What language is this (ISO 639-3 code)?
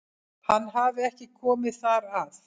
isl